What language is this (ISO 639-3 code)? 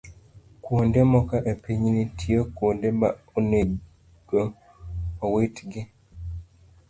luo